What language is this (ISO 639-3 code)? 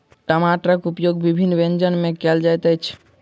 mai